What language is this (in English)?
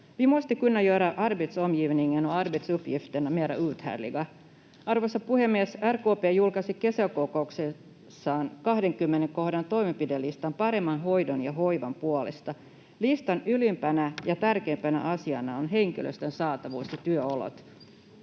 Finnish